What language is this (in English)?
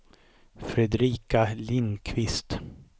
Swedish